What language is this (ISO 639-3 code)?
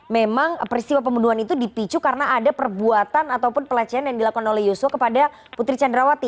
ind